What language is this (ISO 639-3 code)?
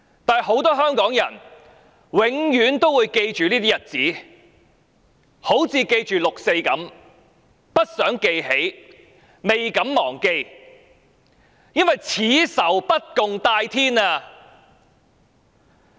yue